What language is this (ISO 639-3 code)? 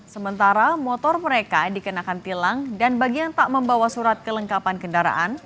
ind